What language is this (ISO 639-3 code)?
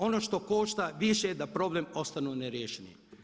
hrv